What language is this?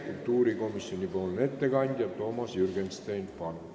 Estonian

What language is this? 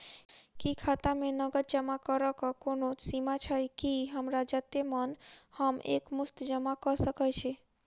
Maithili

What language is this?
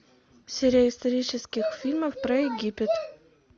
Russian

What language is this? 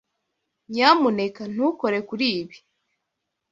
Kinyarwanda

